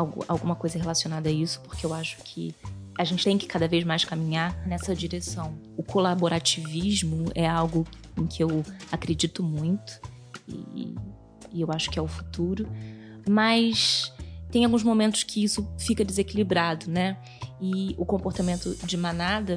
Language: Portuguese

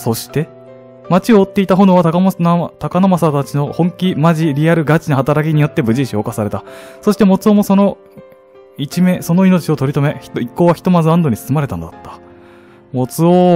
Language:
Japanese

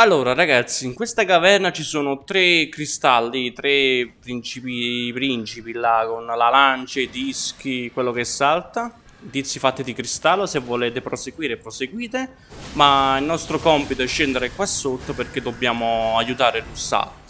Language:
Italian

